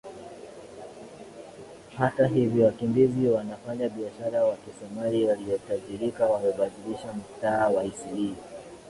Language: Swahili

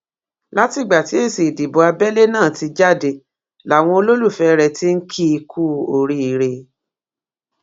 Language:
Yoruba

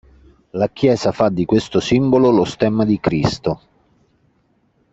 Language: Italian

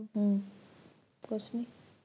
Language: Punjabi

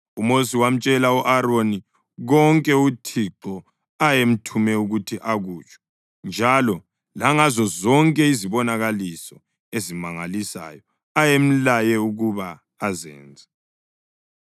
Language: North Ndebele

